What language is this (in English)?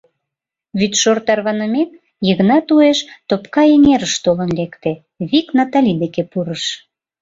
Mari